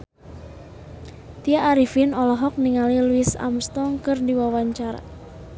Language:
Sundanese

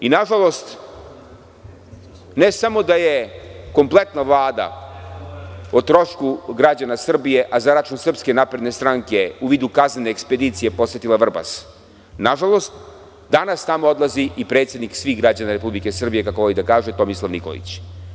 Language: Serbian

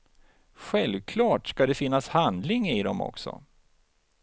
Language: Swedish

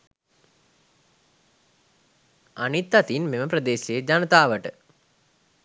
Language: Sinhala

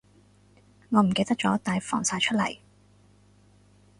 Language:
Cantonese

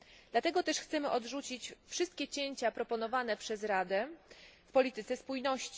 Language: Polish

